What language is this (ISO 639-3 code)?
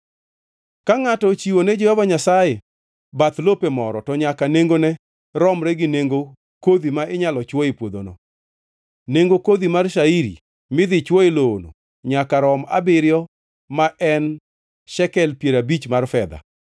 luo